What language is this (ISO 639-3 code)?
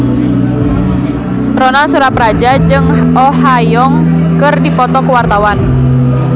sun